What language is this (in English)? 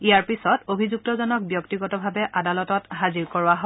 Assamese